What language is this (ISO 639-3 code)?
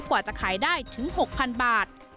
tha